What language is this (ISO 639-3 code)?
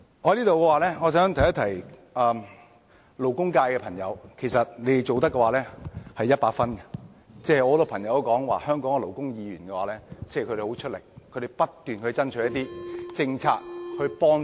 yue